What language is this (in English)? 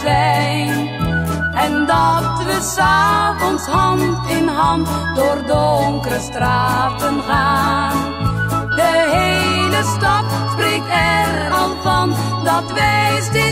Dutch